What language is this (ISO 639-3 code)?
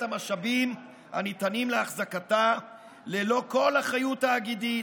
heb